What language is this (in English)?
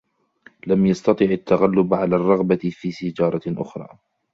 Arabic